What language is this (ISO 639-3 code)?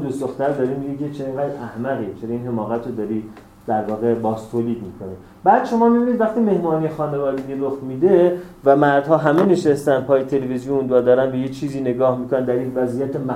fas